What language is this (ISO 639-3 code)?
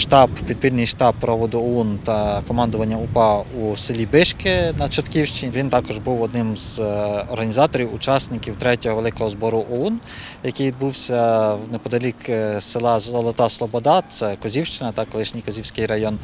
ukr